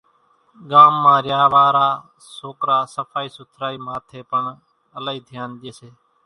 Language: Kachi Koli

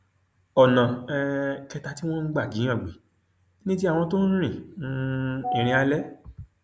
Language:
Yoruba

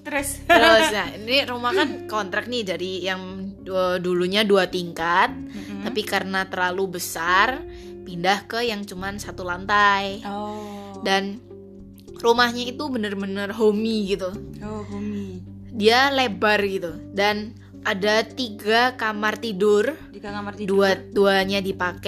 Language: Indonesian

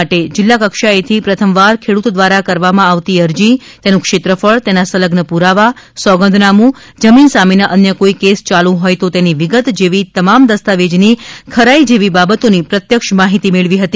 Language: Gujarati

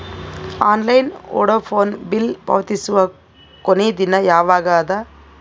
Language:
Kannada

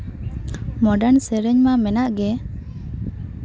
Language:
Santali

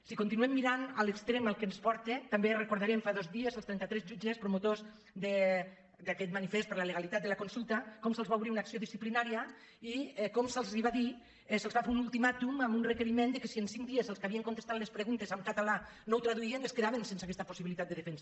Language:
Catalan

